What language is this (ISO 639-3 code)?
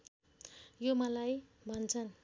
nep